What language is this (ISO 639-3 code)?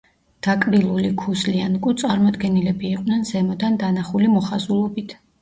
kat